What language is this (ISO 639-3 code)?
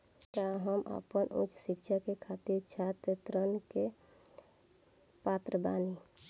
bho